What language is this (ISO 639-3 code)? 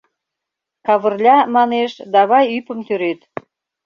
chm